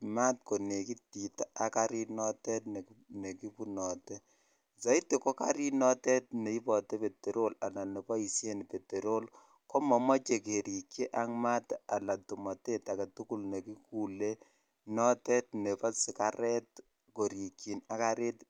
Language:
Kalenjin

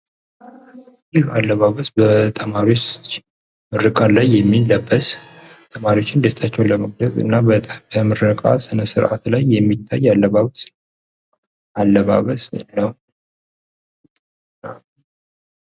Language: Amharic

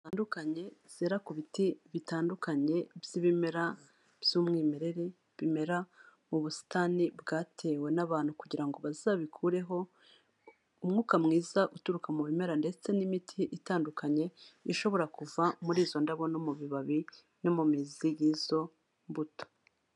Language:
Kinyarwanda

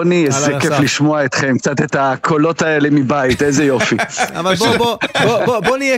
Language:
Hebrew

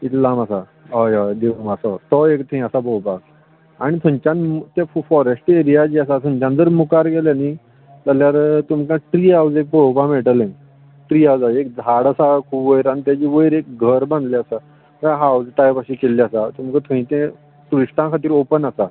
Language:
Konkani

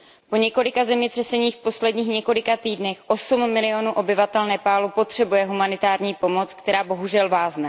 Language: Czech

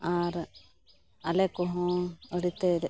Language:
Santali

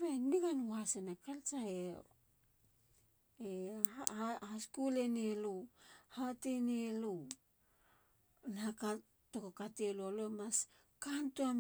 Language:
Halia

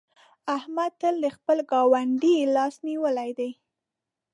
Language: Pashto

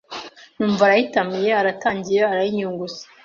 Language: Kinyarwanda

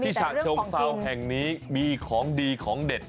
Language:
Thai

